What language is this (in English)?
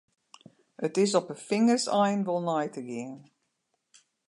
Western Frisian